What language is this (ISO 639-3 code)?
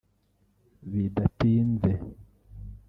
kin